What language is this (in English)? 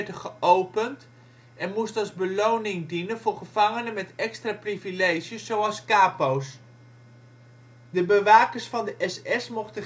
Dutch